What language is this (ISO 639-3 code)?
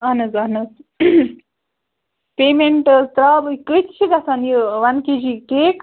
kas